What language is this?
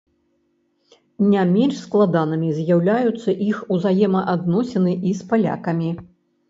Belarusian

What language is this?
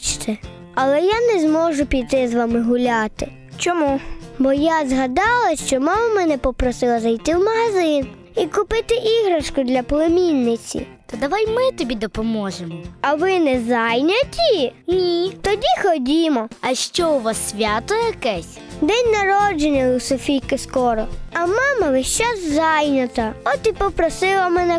Ukrainian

